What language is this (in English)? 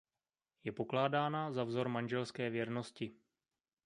Czech